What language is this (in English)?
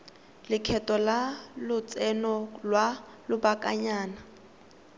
Tswana